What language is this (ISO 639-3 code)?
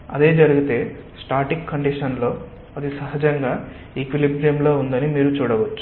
tel